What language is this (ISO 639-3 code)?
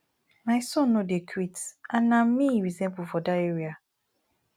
pcm